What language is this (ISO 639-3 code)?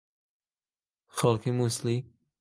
ckb